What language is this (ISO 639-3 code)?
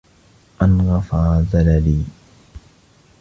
ara